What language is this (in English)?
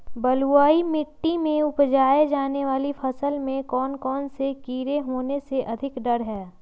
Magahi